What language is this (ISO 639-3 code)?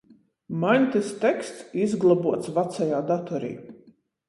ltg